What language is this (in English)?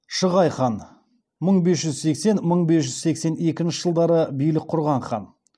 Kazakh